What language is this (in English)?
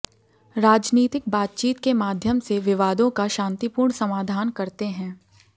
Hindi